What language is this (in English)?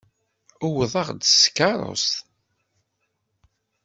Kabyle